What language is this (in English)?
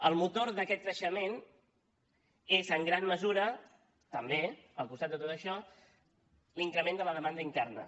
Catalan